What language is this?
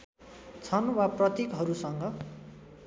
Nepali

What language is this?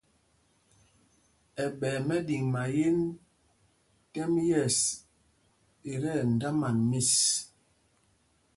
Mpumpong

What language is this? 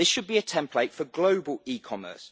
English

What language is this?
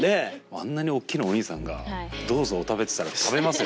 Japanese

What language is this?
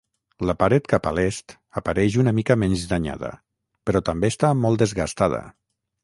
Catalan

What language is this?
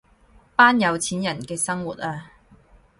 Cantonese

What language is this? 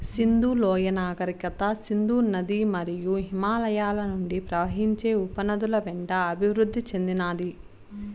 Telugu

